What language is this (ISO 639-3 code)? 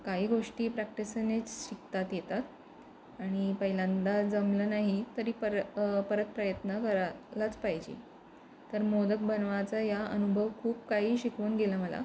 mar